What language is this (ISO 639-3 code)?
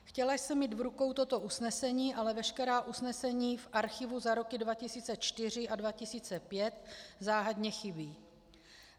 ces